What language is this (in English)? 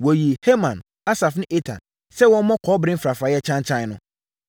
Akan